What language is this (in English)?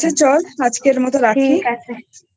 Bangla